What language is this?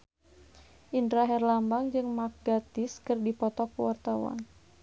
Sundanese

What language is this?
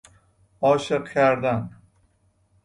Persian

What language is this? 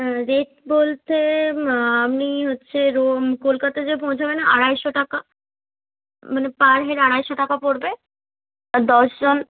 Bangla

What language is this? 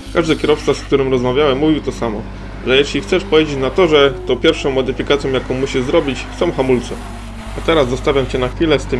Polish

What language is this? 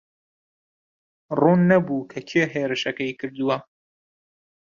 Central Kurdish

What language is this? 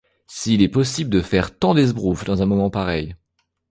French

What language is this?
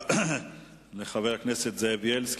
Hebrew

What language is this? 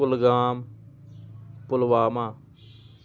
Kashmiri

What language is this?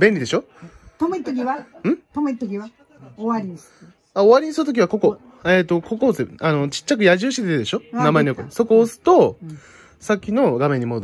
Japanese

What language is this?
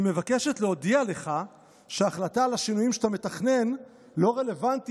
Hebrew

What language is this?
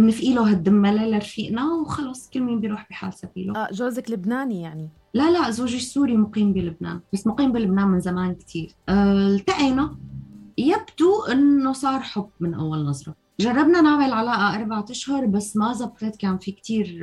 Arabic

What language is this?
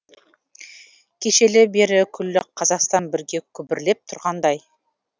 Kazakh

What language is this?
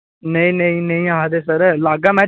Dogri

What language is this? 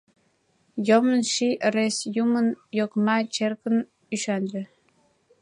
Mari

